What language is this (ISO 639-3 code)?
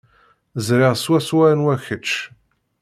kab